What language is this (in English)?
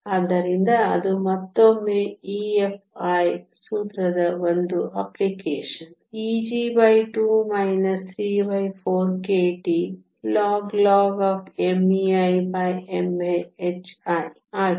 Kannada